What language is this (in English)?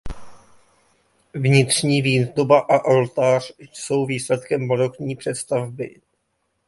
Czech